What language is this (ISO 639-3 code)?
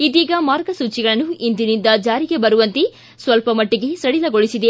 kan